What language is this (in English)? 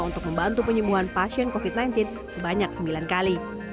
Indonesian